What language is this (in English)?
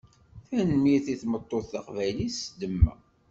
Kabyle